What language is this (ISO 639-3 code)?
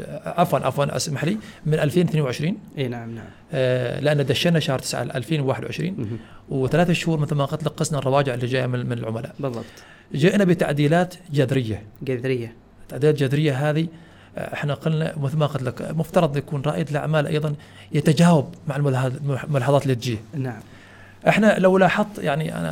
ara